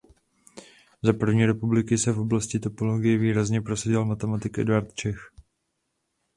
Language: Czech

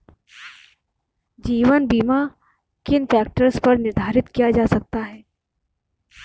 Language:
Hindi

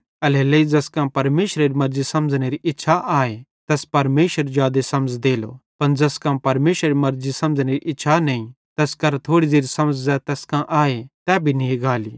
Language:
Bhadrawahi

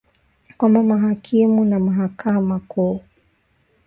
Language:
Swahili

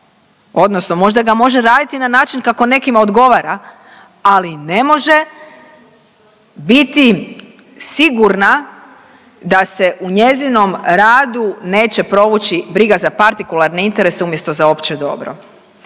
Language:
Croatian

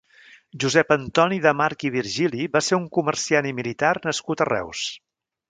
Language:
Catalan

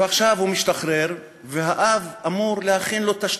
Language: Hebrew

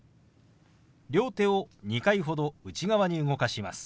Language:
Japanese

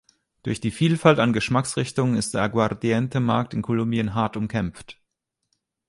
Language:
German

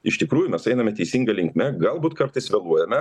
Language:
Lithuanian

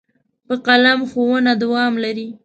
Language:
Pashto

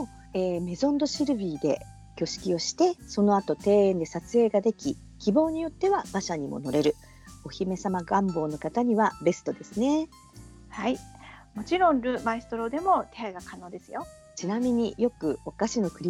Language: Japanese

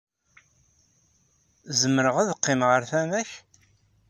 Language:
Kabyle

